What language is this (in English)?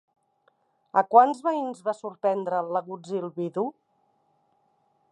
Catalan